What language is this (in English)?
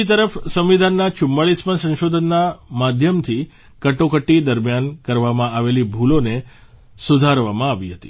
Gujarati